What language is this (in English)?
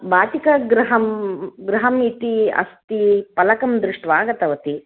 Sanskrit